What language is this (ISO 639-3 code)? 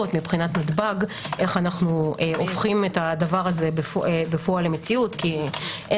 heb